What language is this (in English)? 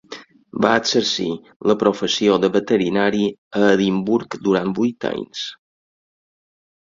Catalan